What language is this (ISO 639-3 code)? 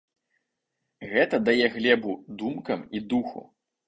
bel